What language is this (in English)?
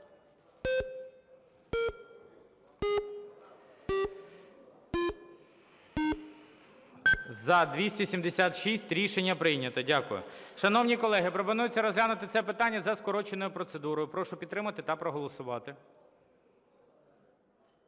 Ukrainian